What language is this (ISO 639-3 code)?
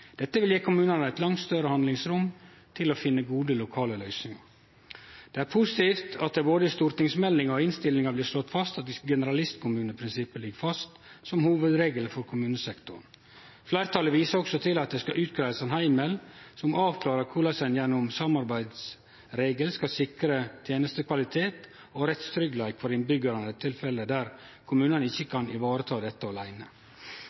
nno